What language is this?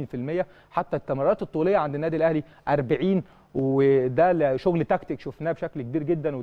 Arabic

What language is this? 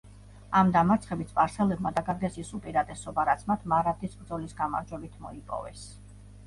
Georgian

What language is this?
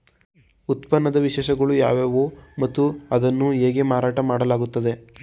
Kannada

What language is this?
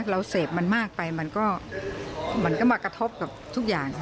Thai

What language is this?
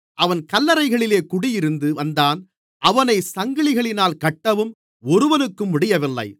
Tamil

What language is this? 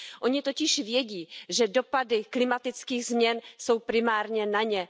Czech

